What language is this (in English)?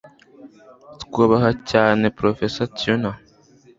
Kinyarwanda